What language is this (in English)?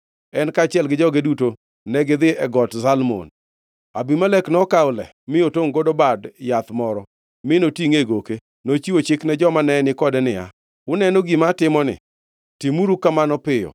Luo (Kenya and Tanzania)